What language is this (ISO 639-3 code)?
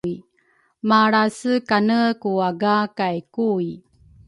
dru